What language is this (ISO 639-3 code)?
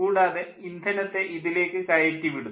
mal